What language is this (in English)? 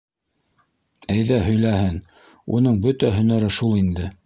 Bashkir